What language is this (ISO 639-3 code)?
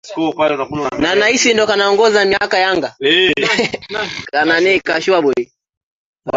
swa